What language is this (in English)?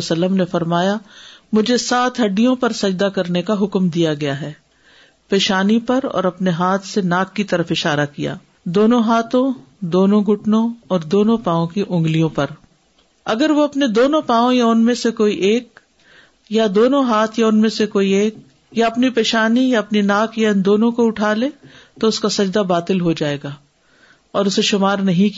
Urdu